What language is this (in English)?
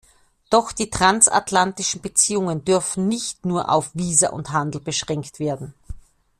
German